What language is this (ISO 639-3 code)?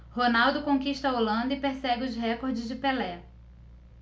por